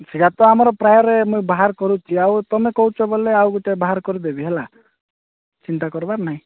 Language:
Odia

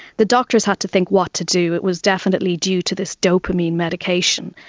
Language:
English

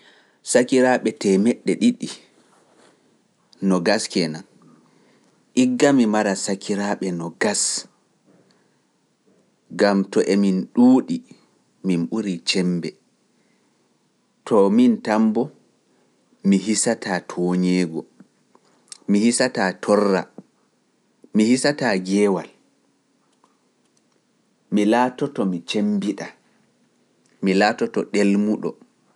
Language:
Pular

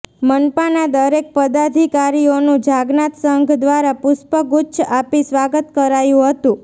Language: Gujarati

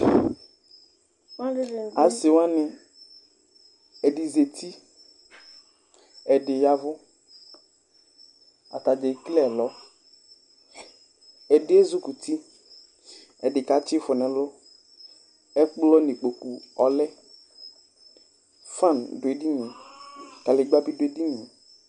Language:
Ikposo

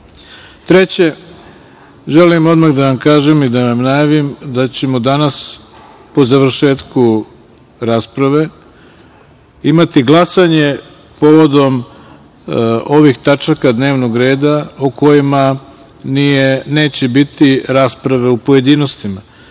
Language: Serbian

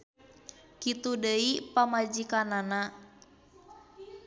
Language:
Sundanese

